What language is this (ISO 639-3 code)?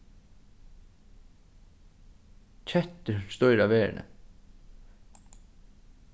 fao